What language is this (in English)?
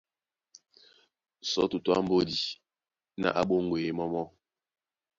Duala